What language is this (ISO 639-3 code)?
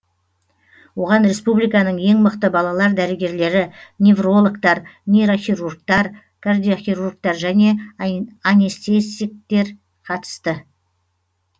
kaz